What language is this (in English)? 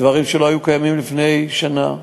Hebrew